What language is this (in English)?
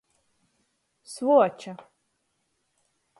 Latgalian